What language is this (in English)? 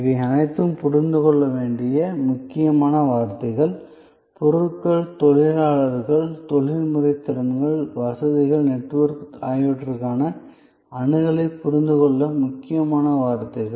Tamil